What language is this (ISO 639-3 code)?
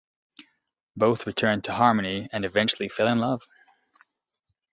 eng